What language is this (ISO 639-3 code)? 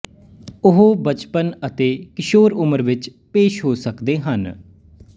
pan